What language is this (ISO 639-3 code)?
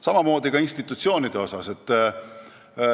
est